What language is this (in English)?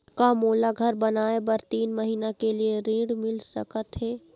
Chhattisgarhi